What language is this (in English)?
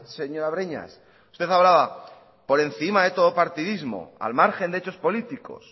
Spanish